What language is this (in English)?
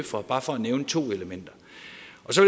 Danish